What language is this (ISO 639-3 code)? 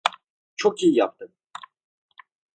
tur